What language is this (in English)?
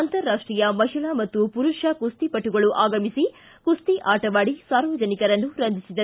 Kannada